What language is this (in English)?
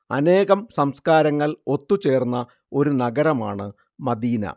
Malayalam